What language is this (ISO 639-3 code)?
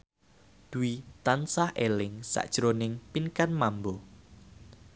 jav